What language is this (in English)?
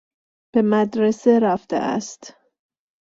Persian